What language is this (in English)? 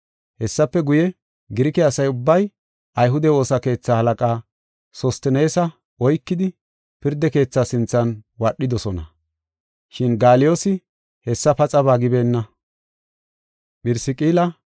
Gofa